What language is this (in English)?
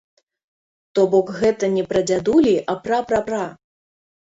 Belarusian